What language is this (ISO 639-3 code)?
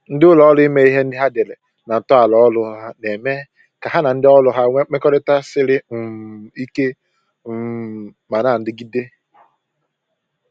ibo